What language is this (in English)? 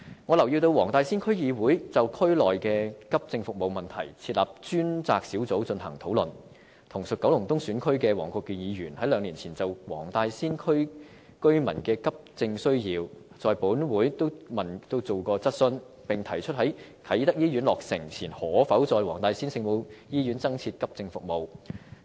Cantonese